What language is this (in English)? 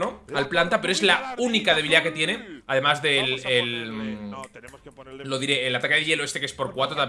Spanish